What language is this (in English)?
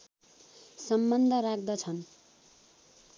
Nepali